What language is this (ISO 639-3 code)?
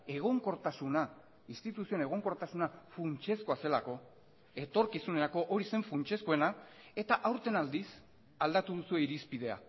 eus